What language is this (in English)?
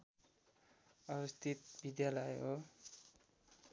Nepali